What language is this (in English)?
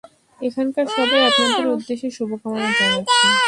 Bangla